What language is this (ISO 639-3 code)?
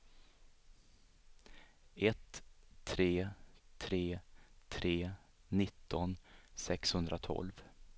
swe